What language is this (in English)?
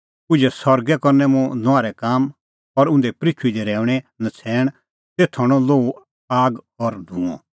Kullu Pahari